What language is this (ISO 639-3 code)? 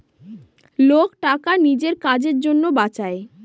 ben